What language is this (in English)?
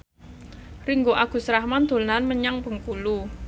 Javanese